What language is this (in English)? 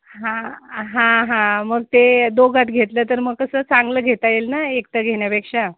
Marathi